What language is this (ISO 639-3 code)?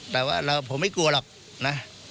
tha